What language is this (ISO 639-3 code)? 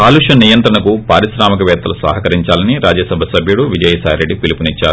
tel